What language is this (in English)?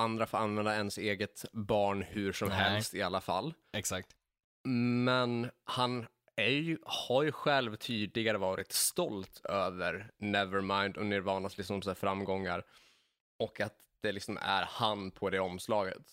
Swedish